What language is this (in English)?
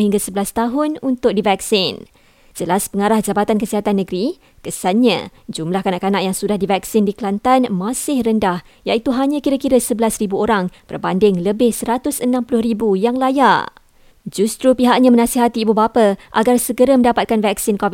Malay